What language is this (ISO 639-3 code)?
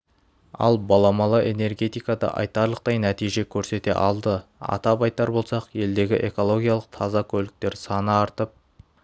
kaz